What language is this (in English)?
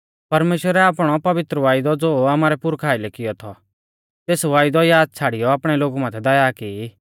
Mahasu Pahari